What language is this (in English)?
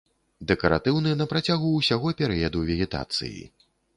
Belarusian